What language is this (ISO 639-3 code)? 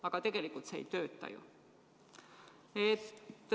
est